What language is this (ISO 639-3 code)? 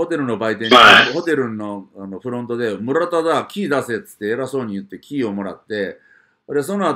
jpn